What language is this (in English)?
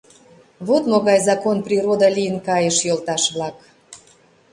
Mari